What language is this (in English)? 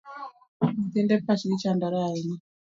Luo (Kenya and Tanzania)